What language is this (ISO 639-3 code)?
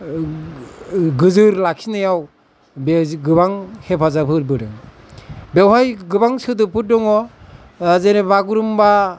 brx